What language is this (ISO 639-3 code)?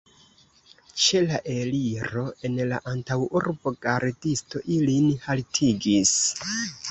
epo